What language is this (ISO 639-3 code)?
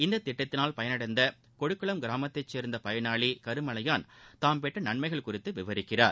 tam